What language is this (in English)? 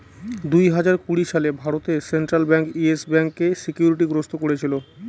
Bangla